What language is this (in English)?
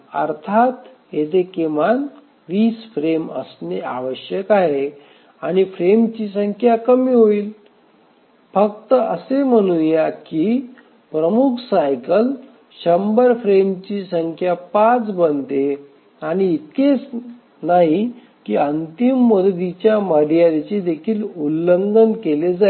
Marathi